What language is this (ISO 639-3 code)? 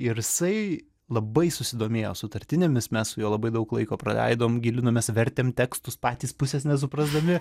lit